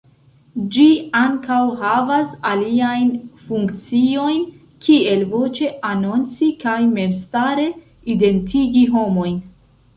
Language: Esperanto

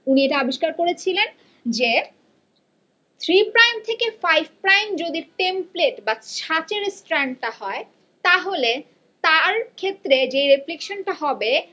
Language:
Bangla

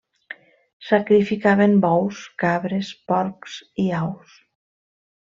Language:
Catalan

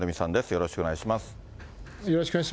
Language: Japanese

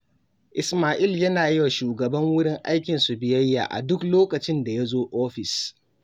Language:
Hausa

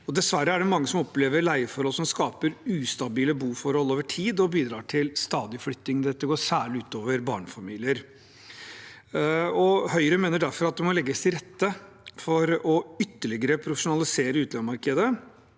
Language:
Norwegian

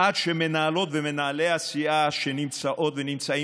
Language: Hebrew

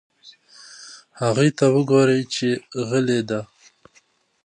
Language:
Pashto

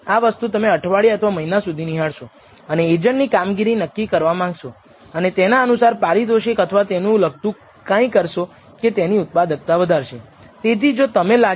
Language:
Gujarati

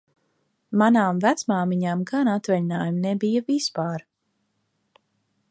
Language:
Latvian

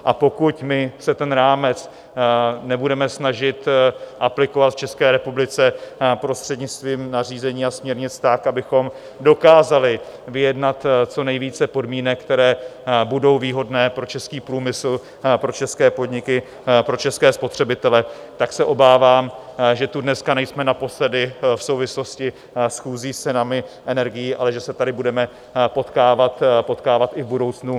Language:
Czech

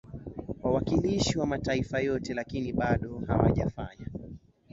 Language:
Swahili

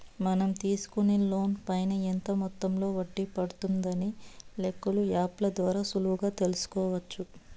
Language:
Telugu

